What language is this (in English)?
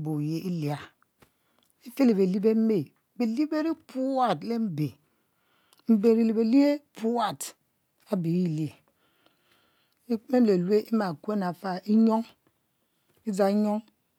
Mbe